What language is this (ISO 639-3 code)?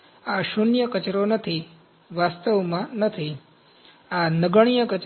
guj